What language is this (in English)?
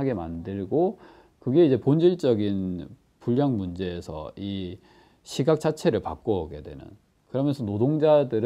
Korean